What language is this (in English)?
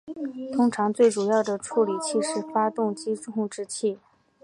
Chinese